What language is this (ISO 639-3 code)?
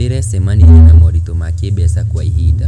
kik